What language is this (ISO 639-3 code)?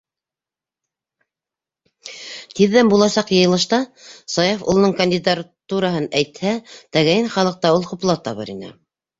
bak